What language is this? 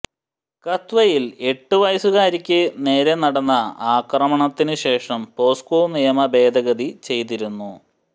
Malayalam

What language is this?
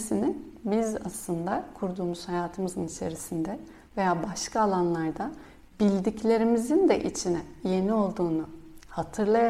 Turkish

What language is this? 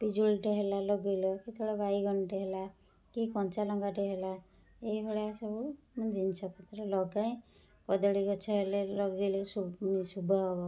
Odia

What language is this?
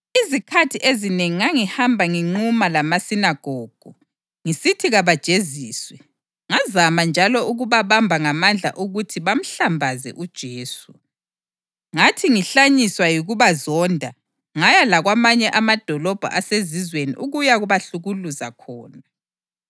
North Ndebele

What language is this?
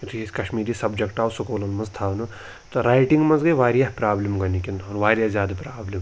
Kashmiri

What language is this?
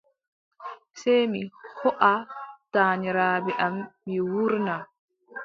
Adamawa Fulfulde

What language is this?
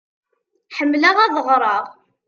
Kabyle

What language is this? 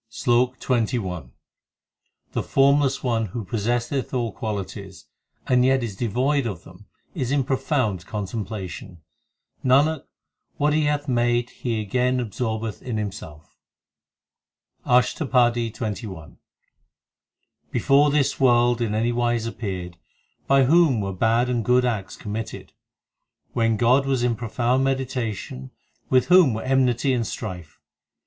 English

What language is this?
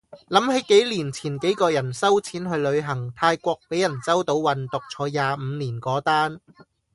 Cantonese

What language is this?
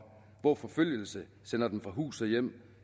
Danish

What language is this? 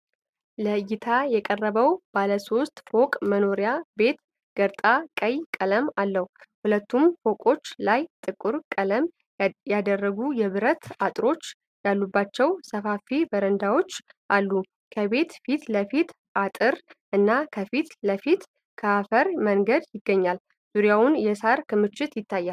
Amharic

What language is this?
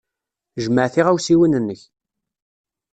Kabyle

